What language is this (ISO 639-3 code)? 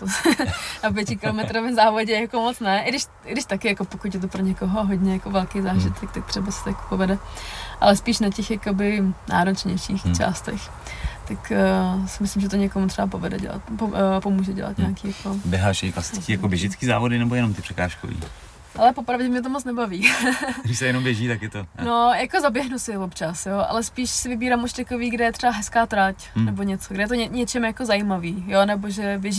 ces